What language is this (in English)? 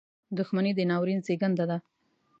Pashto